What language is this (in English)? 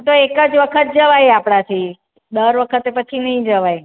Gujarati